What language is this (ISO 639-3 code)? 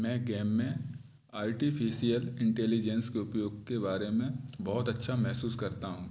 hin